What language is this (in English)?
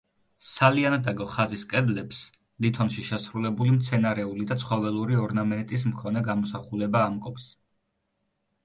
Georgian